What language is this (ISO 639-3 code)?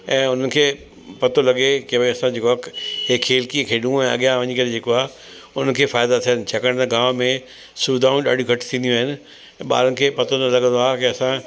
snd